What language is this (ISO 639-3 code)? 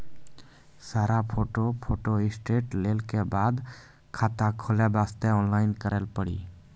mai